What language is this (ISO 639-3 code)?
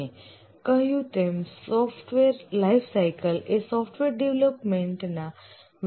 guj